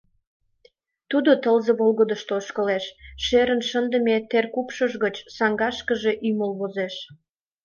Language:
Mari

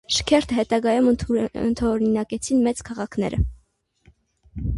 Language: Armenian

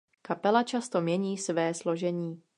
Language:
Czech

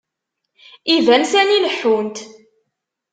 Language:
Kabyle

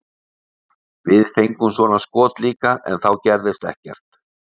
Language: Icelandic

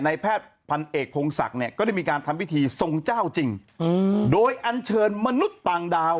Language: Thai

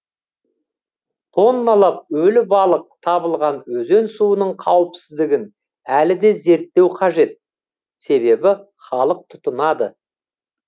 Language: Kazakh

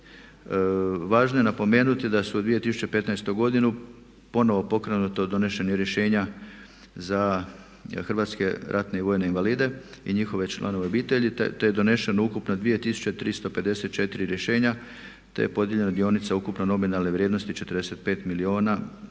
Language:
Croatian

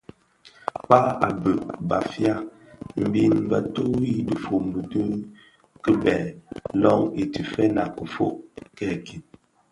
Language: Bafia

